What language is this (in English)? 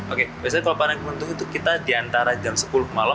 Indonesian